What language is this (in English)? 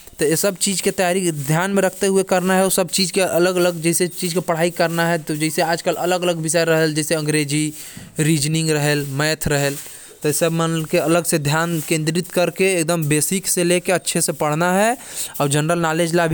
Korwa